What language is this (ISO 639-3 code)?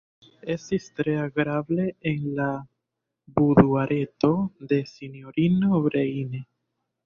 epo